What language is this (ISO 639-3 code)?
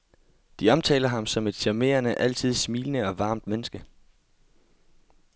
dan